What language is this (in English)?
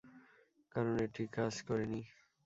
Bangla